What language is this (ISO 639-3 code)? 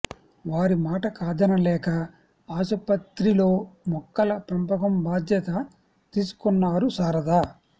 tel